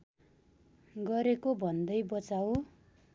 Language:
Nepali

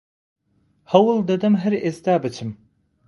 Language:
Central Kurdish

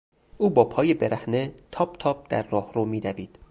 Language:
Persian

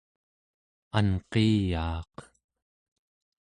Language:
Central Yupik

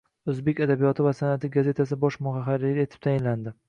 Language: Uzbek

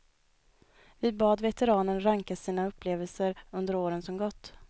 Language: Swedish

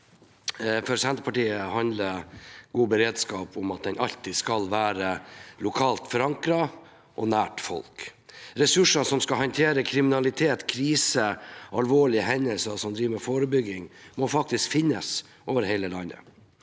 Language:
Norwegian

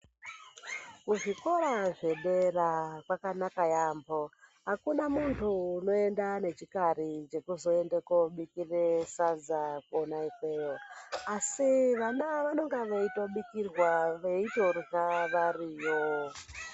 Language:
Ndau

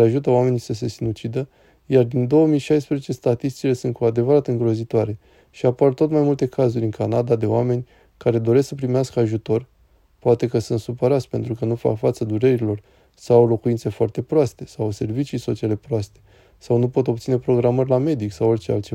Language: Romanian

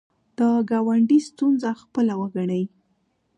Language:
Pashto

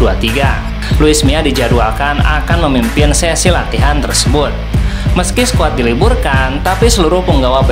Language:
Indonesian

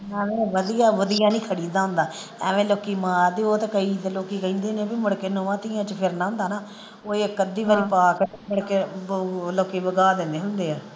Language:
Punjabi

